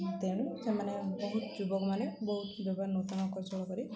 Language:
Odia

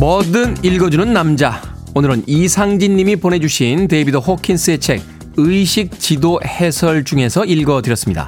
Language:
Korean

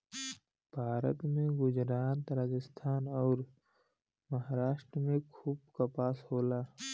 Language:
Bhojpuri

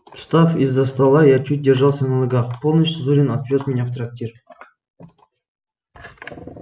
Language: Russian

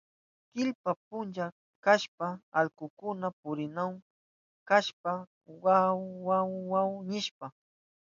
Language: Southern Pastaza Quechua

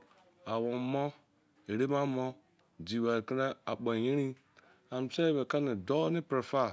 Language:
Izon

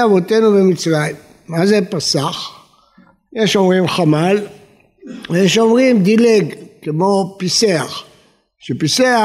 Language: Hebrew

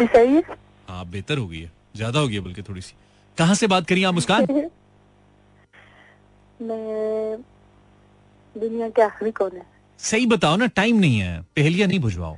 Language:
Hindi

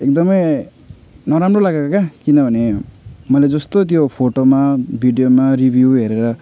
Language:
Nepali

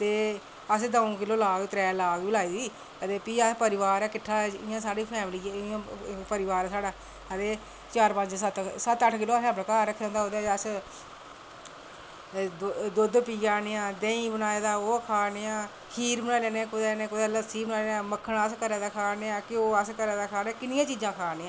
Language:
Dogri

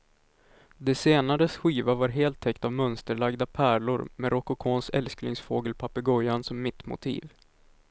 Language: Swedish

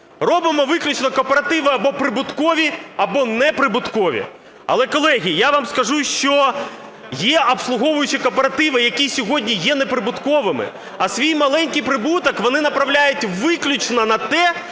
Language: Ukrainian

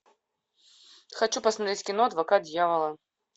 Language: Russian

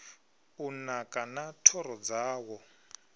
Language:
Venda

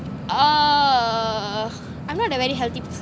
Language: English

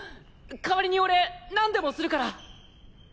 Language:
Japanese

